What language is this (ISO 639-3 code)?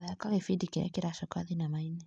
kik